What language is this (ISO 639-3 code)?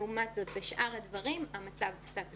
heb